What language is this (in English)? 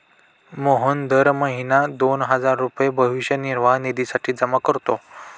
Marathi